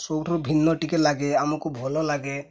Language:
Odia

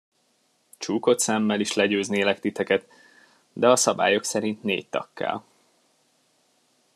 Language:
Hungarian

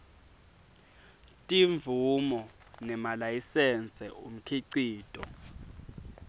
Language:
Swati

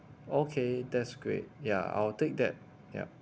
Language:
English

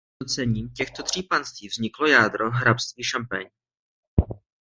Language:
Czech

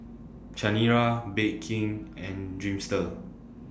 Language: English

